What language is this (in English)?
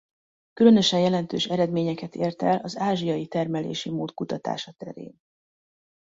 Hungarian